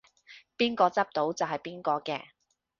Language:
Cantonese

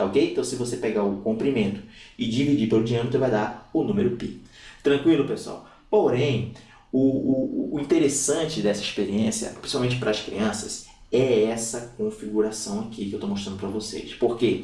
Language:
Portuguese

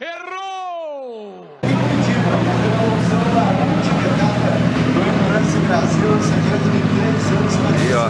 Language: Portuguese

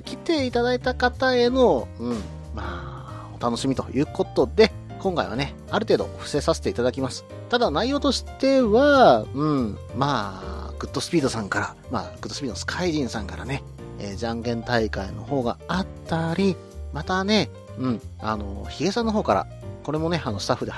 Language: Japanese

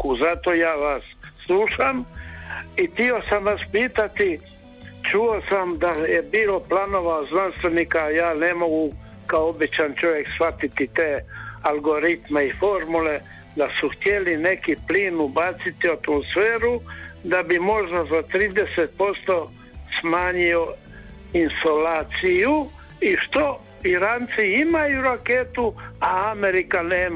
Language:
Croatian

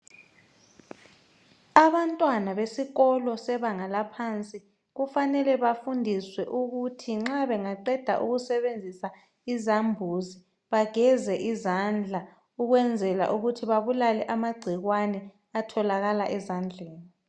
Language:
North Ndebele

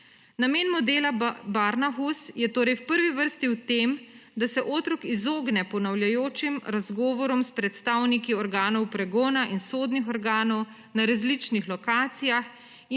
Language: Slovenian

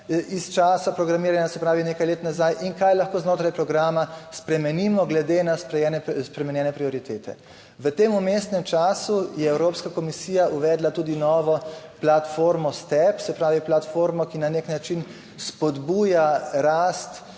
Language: Slovenian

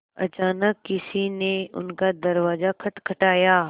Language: Hindi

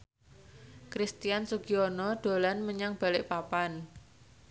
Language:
Javanese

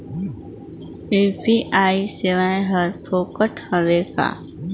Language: Chhattisgarhi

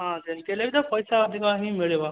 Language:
Odia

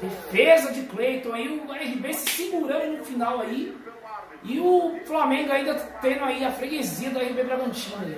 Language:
Portuguese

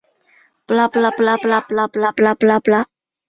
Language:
Chinese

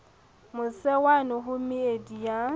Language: Southern Sotho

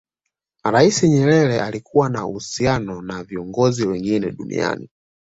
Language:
Swahili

